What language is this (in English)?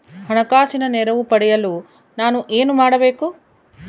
Kannada